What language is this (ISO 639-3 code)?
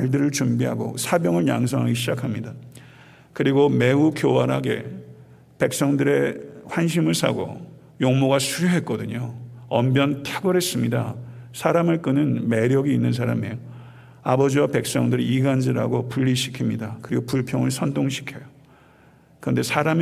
kor